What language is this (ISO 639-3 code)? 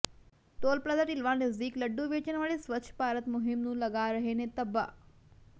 pan